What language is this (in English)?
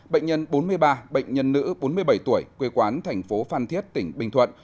Vietnamese